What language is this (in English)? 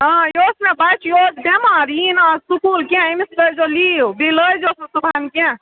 Kashmiri